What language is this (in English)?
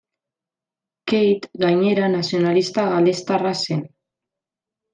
Basque